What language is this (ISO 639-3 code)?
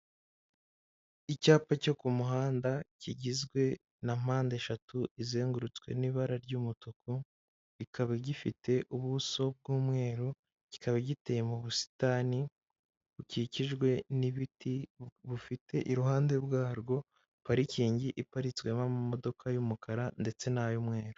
kin